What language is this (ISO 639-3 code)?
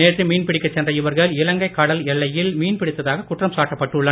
tam